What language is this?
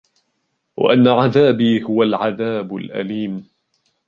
Arabic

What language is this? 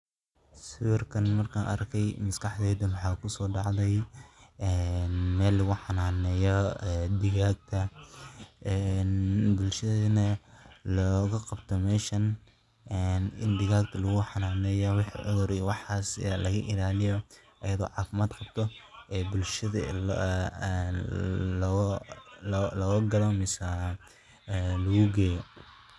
Somali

